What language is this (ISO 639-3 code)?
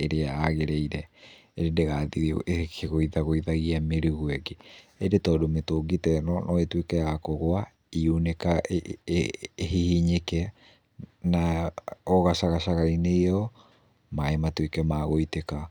kik